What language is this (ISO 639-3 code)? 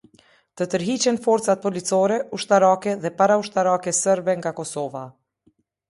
sqi